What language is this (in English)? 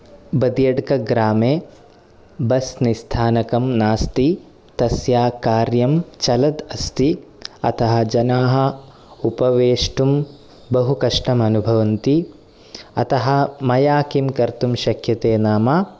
Sanskrit